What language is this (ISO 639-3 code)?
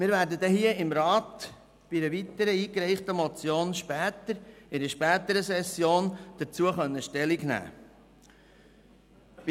gsw